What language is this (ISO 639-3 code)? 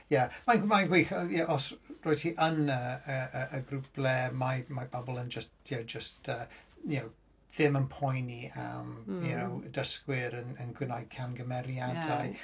cym